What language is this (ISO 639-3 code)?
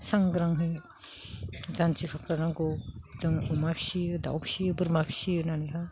brx